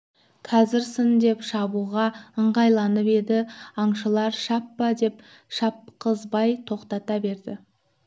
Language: Kazakh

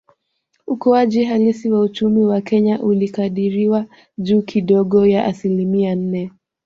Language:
Swahili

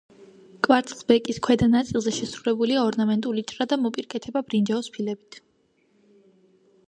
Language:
Georgian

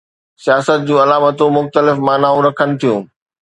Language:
Sindhi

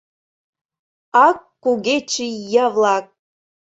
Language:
Mari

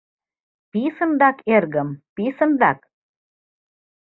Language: Mari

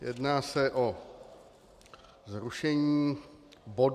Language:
Czech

